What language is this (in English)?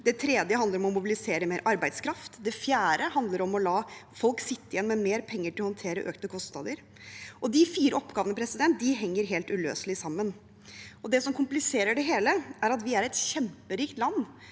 Norwegian